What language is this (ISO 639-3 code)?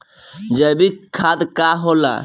bho